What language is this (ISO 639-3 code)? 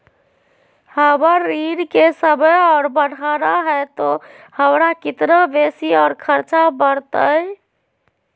mag